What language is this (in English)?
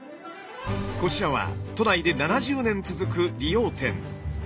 Japanese